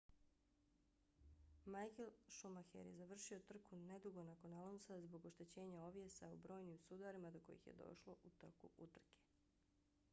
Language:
Bosnian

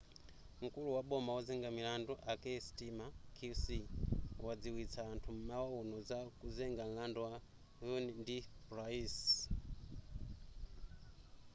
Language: Nyanja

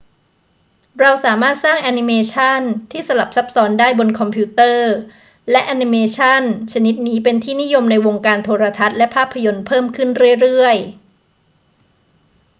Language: Thai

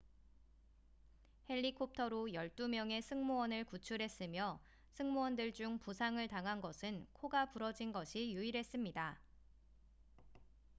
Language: Korean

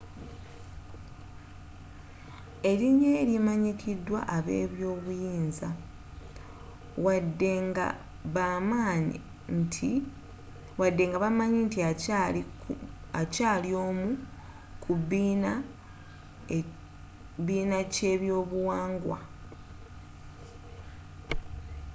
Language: Ganda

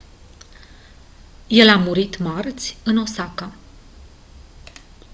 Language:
Romanian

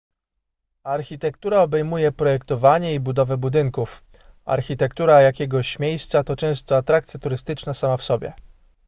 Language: Polish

